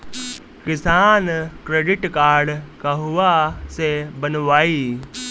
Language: Bhojpuri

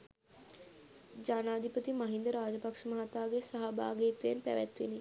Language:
Sinhala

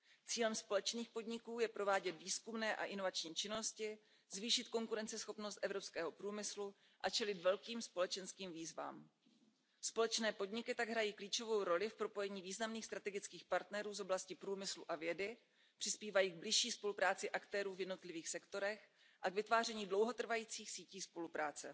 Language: Czech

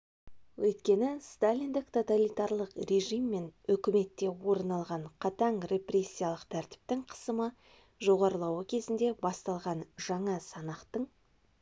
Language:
Kazakh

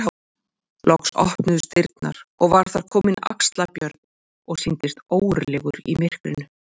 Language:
Icelandic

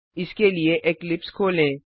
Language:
Hindi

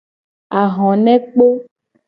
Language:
Gen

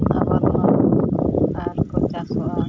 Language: Santali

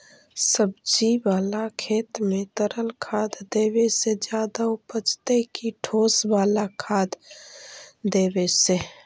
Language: Magahi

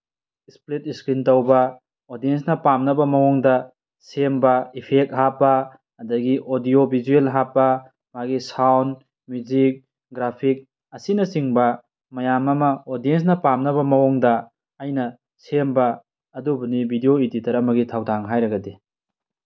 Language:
Manipuri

